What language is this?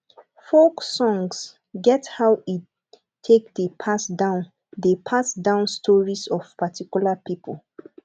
Nigerian Pidgin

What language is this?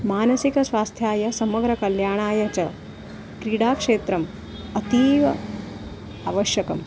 Sanskrit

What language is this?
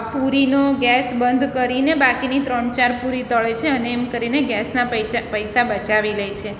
Gujarati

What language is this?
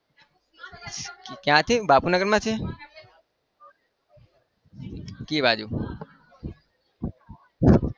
Gujarati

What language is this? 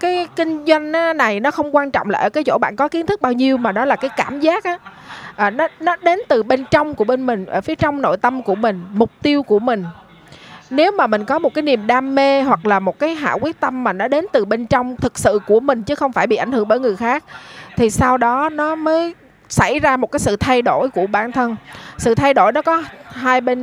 Vietnamese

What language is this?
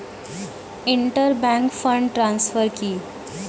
Bangla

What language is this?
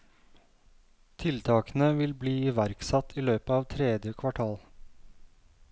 Norwegian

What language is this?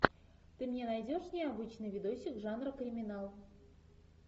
Russian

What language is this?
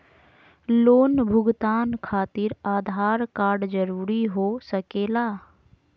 Magahi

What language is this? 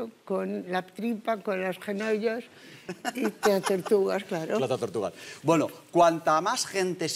Spanish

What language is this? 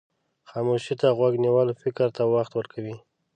Pashto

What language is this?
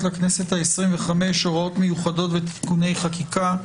Hebrew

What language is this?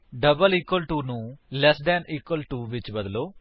Punjabi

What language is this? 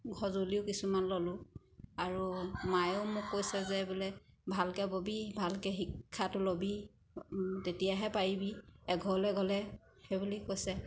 Assamese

